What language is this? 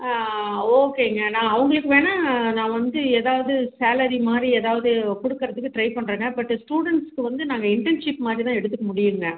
Tamil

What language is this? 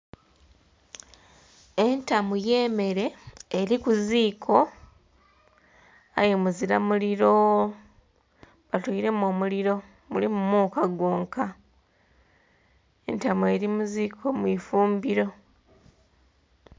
Soga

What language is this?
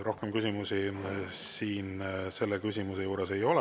Estonian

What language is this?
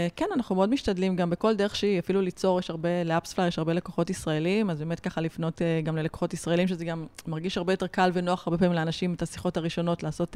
Hebrew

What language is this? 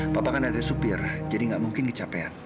Indonesian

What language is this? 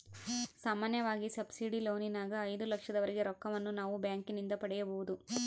Kannada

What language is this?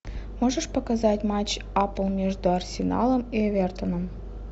Russian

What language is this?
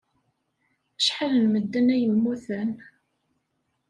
Kabyle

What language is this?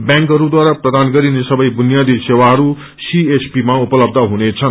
Nepali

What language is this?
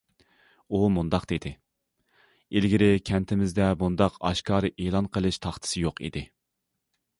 Uyghur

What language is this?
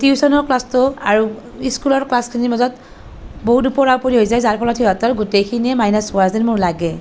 Assamese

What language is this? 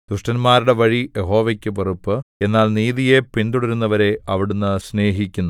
Malayalam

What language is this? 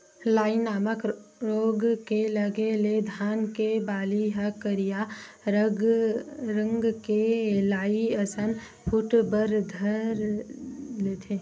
Chhattisgarhi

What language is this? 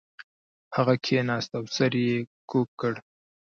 Pashto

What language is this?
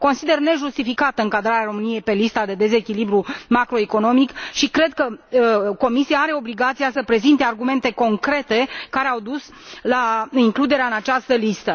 Romanian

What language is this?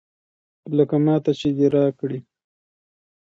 Pashto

